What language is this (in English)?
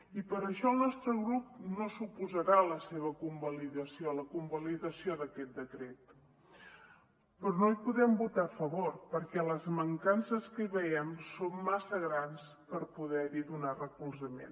Catalan